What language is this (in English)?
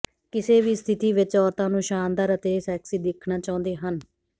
Punjabi